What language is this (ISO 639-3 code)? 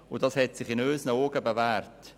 gsw